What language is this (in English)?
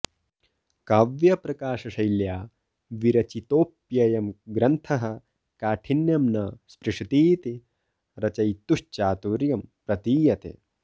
Sanskrit